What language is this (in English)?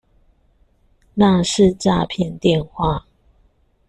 Chinese